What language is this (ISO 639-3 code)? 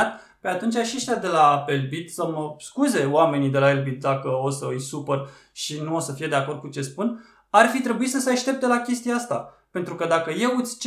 ron